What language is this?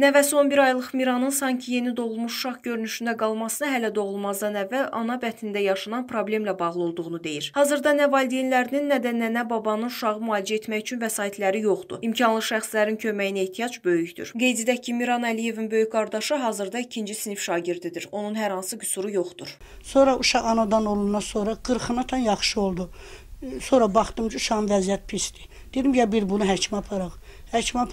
Turkish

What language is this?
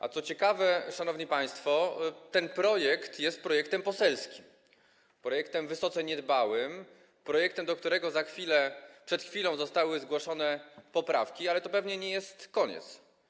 Polish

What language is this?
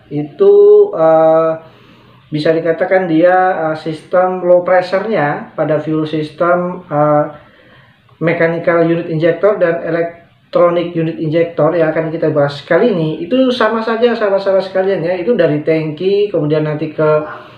Indonesian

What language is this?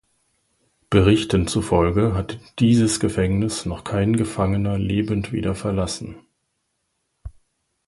German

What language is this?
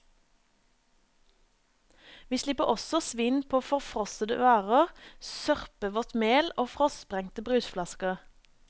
Norwegian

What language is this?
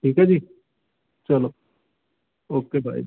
Punjabi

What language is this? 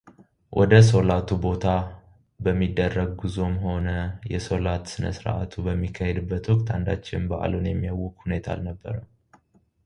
Amharic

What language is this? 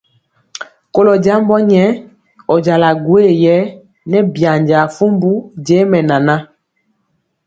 Mpiemo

